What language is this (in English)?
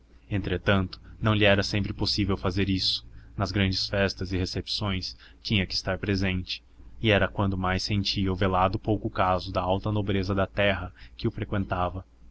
Portuguese